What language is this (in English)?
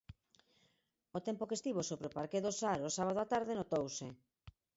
Galician